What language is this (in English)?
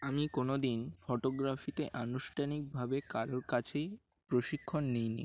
Bangla